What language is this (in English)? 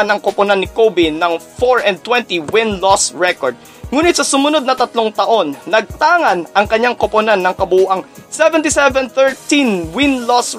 Filipino